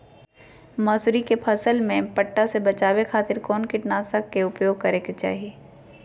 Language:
Magahi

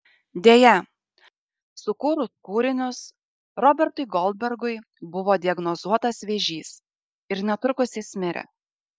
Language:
Lithuanian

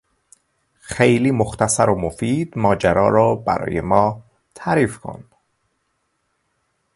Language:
Persian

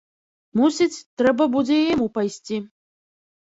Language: Belarusian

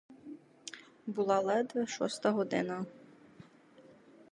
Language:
Ukrainian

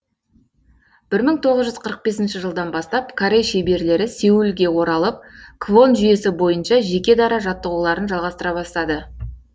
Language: Kazakh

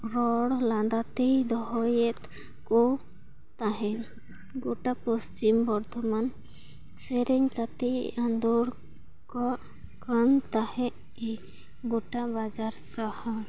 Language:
Santali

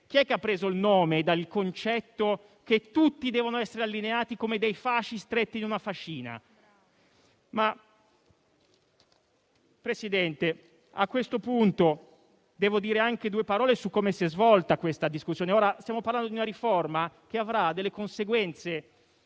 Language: Italian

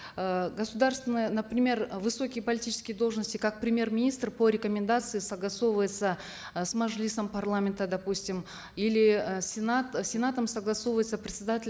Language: Kazakh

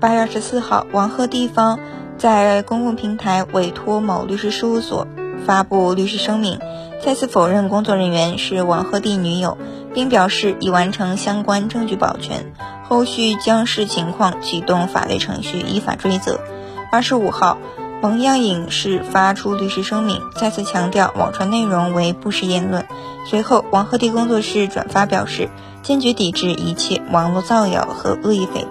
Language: Chinese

